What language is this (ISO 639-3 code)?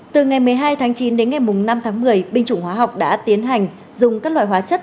vie